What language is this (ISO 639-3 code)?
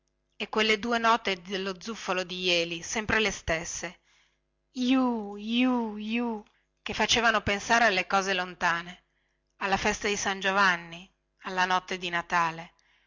ita